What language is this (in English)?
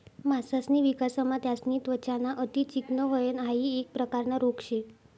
Marathi